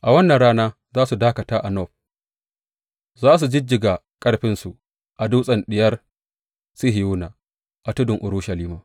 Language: Hausa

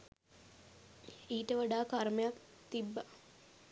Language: Sinhala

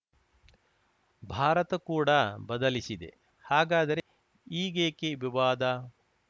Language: Kannada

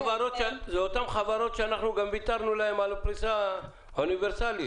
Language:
Hebrew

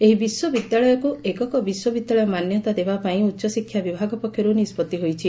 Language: Odia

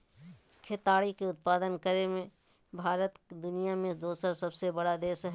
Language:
Magahi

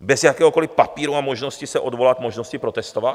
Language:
Czech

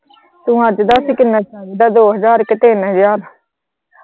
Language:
Punjabi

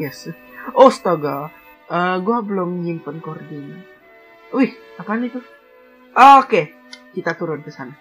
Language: Indonesian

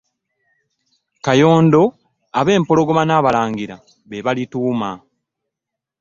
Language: Ganda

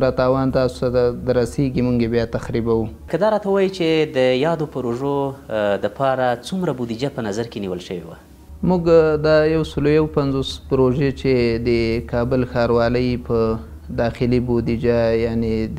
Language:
Persian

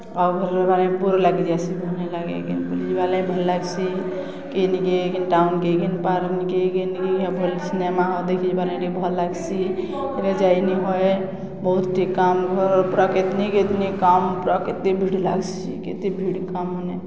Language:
Odia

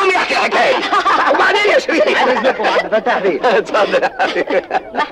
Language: Arabic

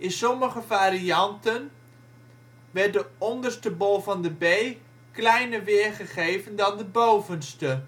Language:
Dutch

